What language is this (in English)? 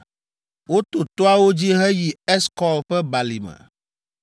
Ewe